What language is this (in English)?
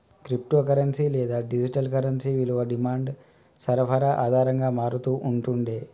Telugu